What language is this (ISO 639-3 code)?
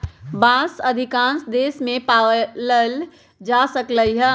mag